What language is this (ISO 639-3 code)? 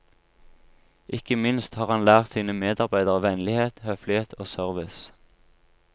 nor